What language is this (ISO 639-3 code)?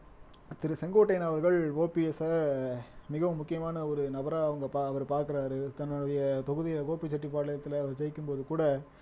tam